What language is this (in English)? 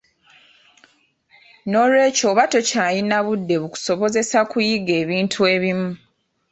Ganda